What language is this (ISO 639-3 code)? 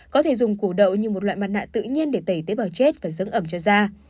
vie